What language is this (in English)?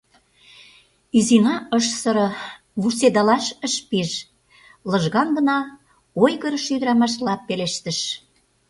Mari